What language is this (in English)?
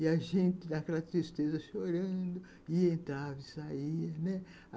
Portuguese